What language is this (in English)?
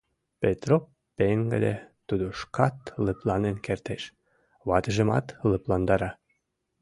Mari